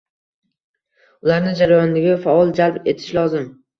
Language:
Uzbek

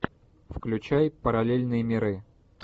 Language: Russian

